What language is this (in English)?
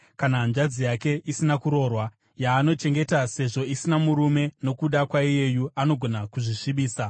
Shona